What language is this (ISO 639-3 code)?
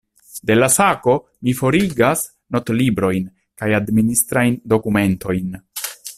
epo